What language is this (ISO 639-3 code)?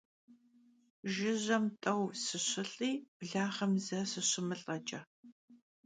kbd